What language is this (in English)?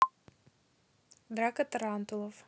Russian